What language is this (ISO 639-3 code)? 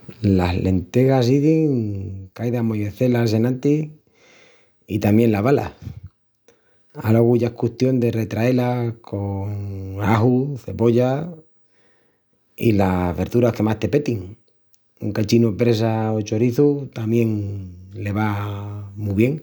ext